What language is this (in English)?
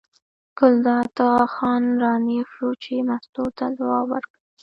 Pashto